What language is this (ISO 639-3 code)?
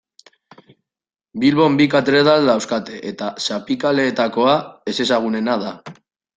eus